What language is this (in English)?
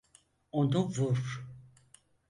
Turkish